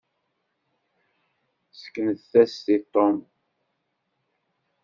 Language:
Kabyle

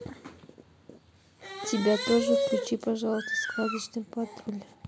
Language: Russian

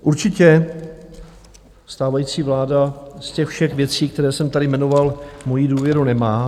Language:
Czech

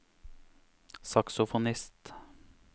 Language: Norwegian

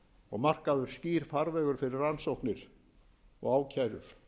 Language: Icelandic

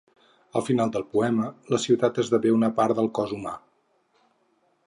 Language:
Catalan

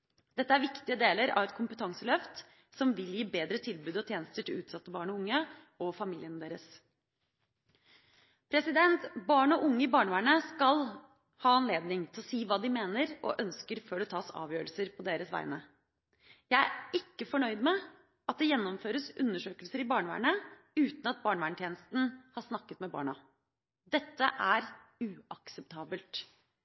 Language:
Norwegian Bokmål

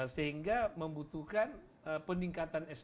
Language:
Indonesian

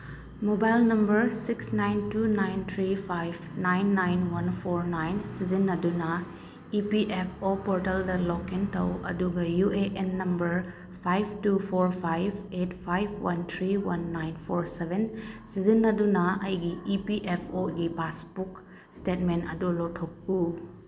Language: Manipuri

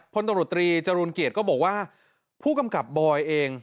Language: Thai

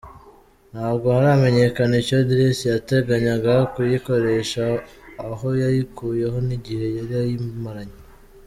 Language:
Kinyarwanda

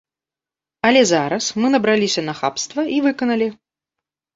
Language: Belarusian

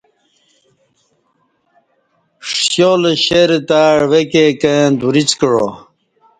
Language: Kati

